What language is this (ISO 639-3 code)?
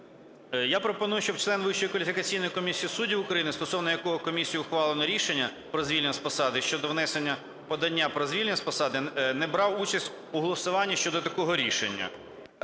ukr